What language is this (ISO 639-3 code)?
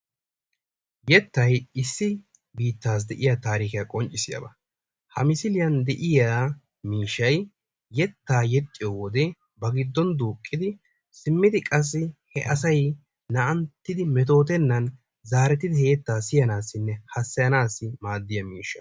wal